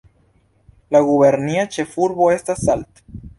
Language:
Esperanto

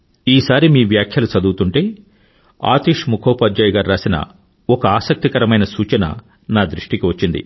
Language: Telugu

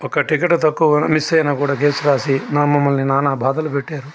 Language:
Telugu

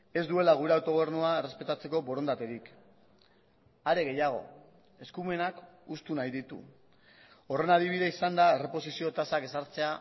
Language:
Basque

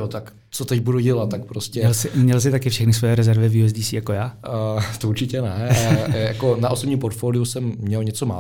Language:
Czech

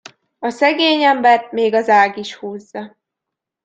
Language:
Hungarian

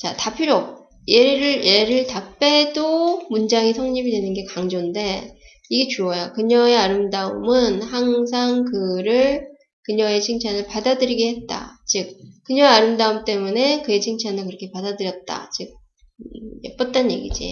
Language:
Korean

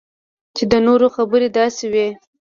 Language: Pashto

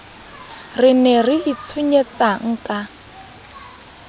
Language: Southern Sotho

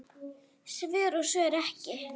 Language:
Icelandic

